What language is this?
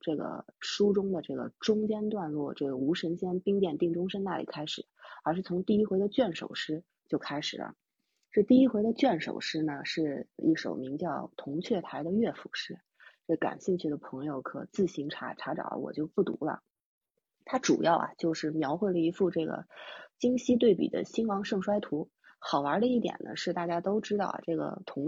Chinese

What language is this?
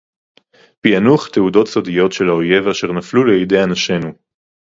Hebrew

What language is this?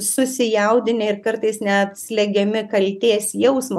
Lithuanian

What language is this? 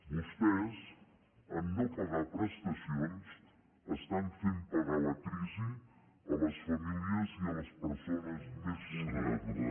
Catalan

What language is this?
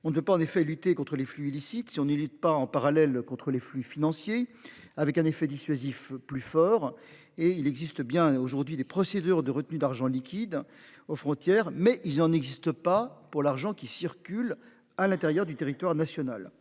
French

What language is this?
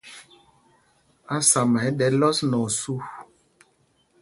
Mpumpong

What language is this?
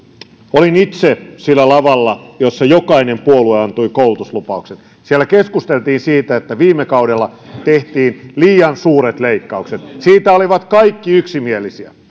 Finnish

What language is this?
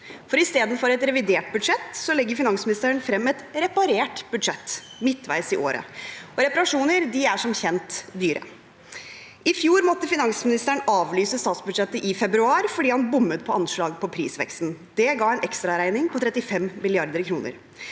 Norwegian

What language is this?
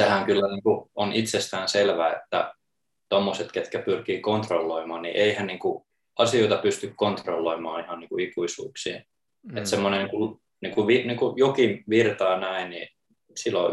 Finnish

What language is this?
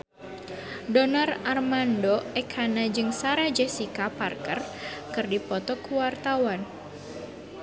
Sundanese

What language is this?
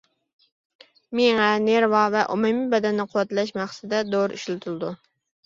Uyghur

